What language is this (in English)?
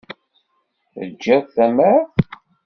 Kabyle